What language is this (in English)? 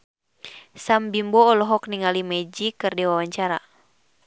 Sundanese